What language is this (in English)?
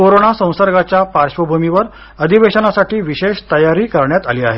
Marathi